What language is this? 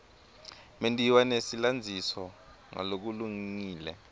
Swati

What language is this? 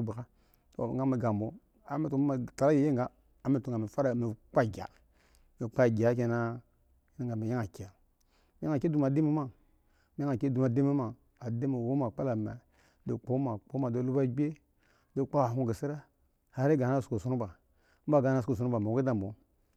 Eggon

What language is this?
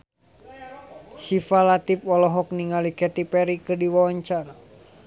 Sundanese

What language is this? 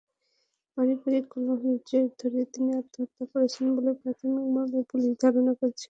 Bangla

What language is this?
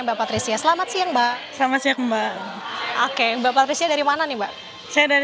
Indonesian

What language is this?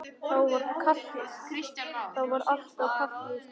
Icelandic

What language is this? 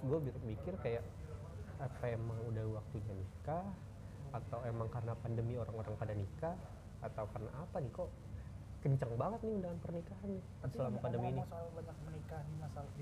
Indonesian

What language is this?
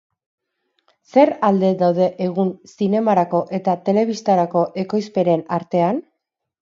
Basque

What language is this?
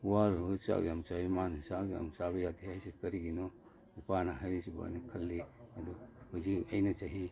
Manipuri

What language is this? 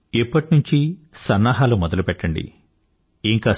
Telugu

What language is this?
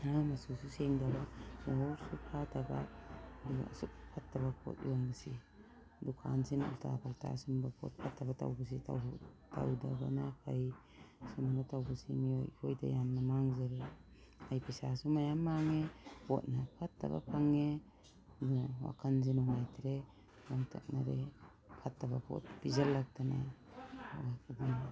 Manipuri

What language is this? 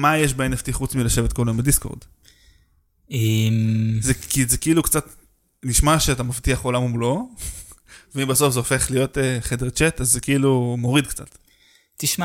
Hebrew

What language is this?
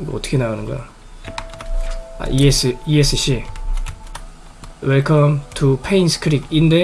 Korean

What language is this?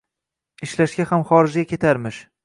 Uzbek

